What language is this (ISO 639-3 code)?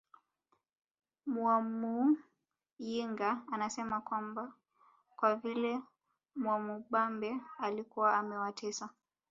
swa